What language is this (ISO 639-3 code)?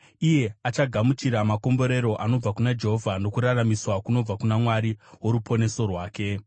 sna